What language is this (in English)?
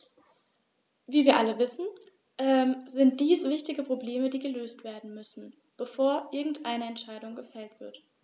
German